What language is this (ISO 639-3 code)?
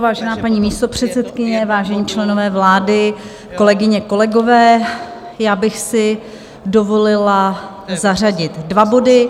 ces